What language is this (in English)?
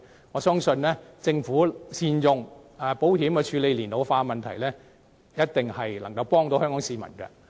Cantonese